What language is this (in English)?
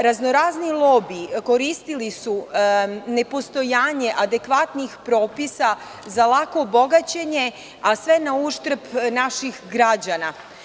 Serbian